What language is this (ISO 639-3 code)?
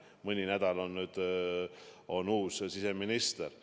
est